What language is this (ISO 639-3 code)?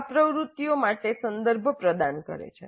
guj